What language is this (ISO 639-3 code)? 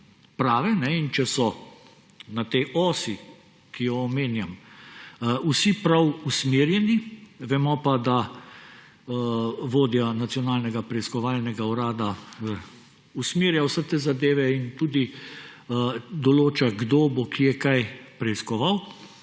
slv